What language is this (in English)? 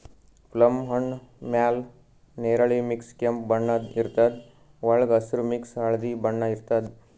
Kannada